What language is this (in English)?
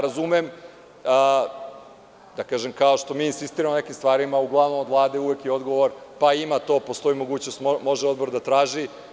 Serbian